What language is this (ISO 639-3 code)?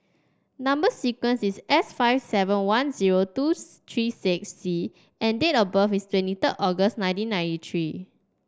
eng